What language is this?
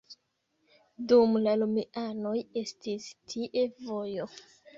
Esperanto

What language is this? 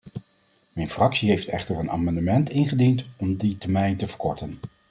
Dutch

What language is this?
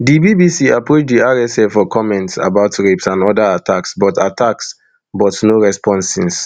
Nigerian Pidgin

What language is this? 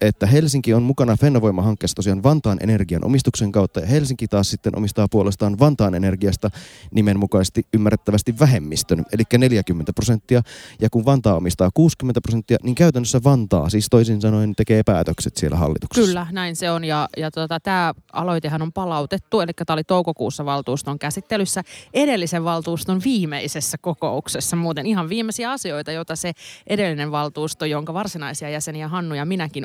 Finnish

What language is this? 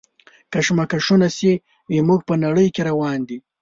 Pashto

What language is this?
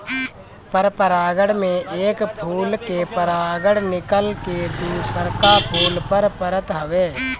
Bhojpuri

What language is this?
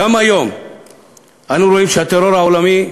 Hebrew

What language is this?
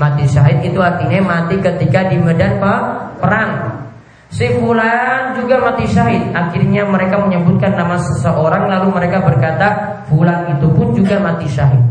Indonesian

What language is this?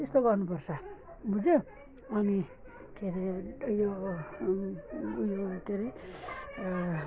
Nepali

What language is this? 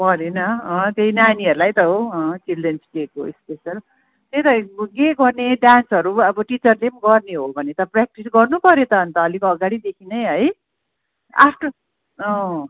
Nepali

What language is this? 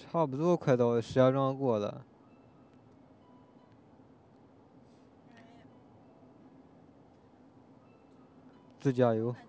Chinese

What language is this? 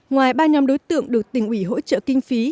Vietnamese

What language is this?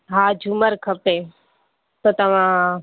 Sindhi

